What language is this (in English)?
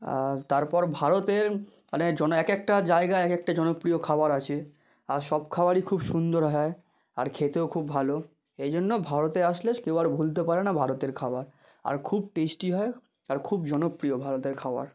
Bangla